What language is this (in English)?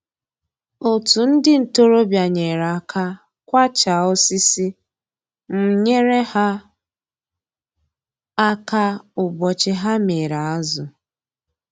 Igbo